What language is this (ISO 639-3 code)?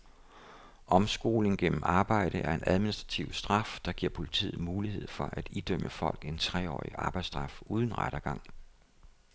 dan